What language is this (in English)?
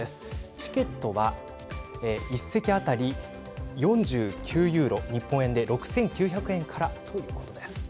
Japanese